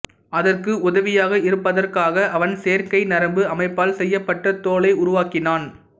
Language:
Tamil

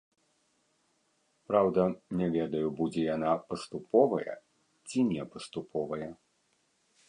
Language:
Belarusian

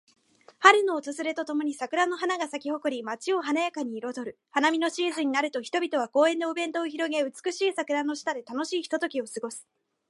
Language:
Japanese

